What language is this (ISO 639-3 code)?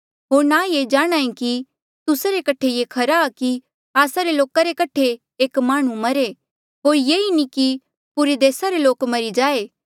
mjl